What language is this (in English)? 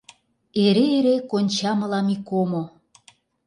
Mari